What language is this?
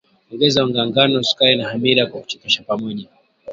Swahili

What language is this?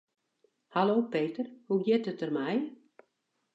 Western Frisian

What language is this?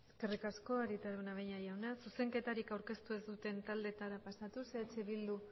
Basque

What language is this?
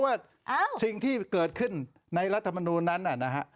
Thai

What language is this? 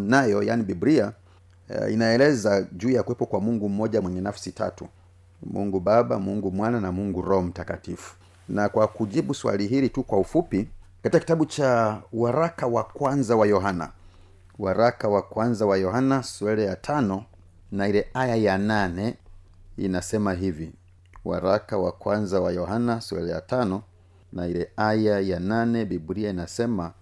Swahili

